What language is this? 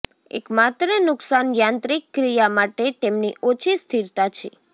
Gujarati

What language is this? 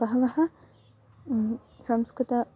Sanskrit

